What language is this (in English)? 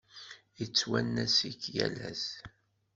Kabyle